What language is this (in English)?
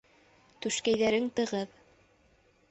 Bashkir